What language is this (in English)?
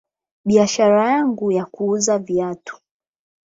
Swahili